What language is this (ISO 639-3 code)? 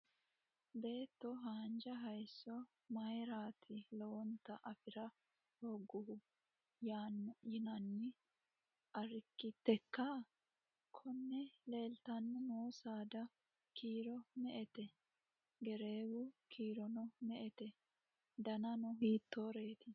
sid